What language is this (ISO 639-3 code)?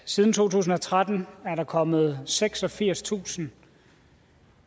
dan